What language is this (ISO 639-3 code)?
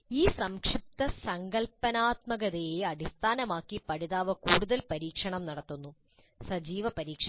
mal